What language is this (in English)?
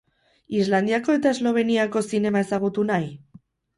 Basque